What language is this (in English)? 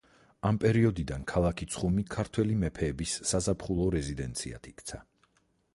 Georgian